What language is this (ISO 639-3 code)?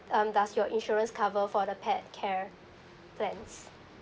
eng